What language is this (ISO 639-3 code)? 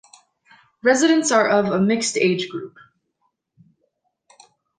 eng